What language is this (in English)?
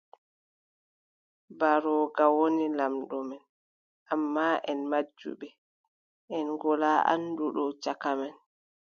Adamawa Fulfulde